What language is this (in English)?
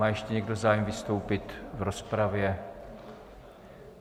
Czech